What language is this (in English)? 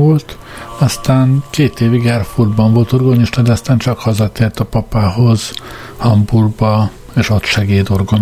Hungarian